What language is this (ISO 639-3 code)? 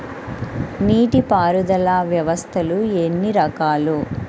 tel